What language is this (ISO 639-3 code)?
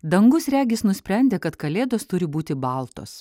lit